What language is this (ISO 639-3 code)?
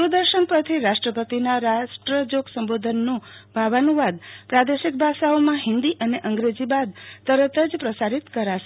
guj